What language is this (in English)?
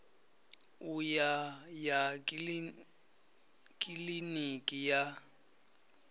Venda